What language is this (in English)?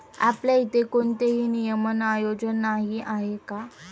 Marathi